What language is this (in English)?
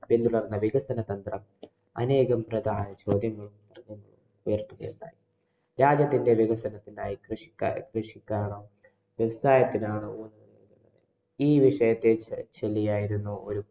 Malayalam